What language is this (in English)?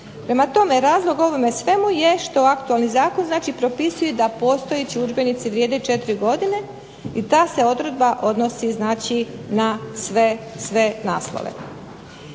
Croatian